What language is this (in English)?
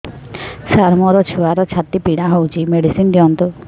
Odia